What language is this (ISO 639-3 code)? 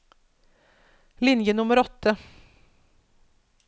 nor